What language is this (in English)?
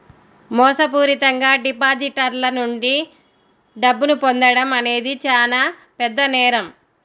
Telugu